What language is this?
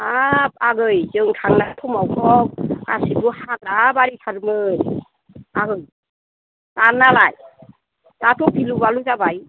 Bodo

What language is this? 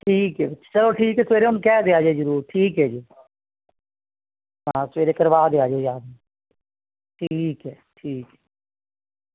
Punjabi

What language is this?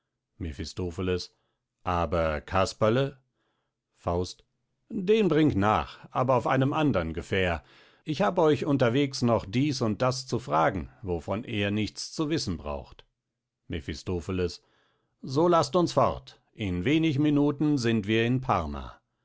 German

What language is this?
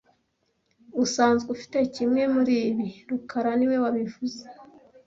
Kinyarwanda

